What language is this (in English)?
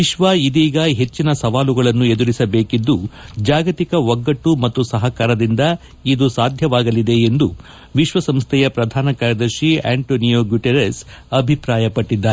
Kannada